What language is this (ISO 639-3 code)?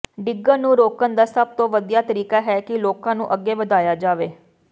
pan